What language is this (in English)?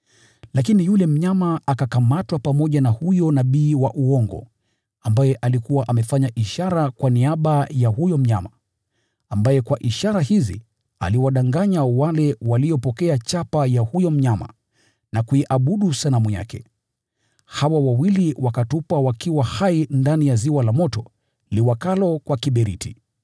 Swahili